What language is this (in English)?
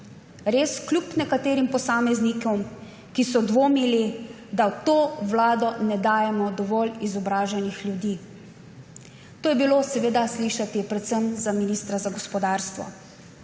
Slovenian